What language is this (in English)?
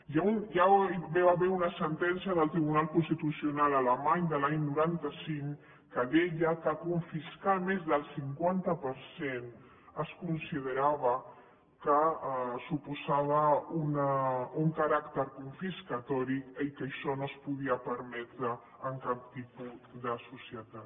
Catalan